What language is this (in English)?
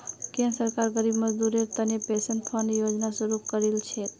Magahi